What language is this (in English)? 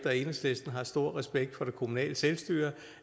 Danish